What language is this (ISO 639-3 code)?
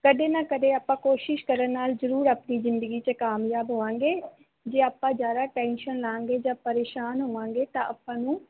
pan